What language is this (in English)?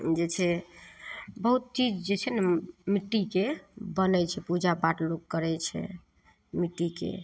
Maithili